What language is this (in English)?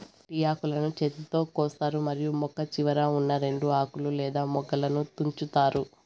Telugu